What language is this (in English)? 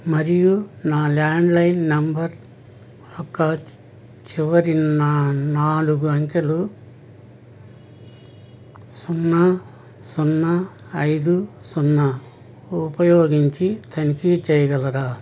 Telugu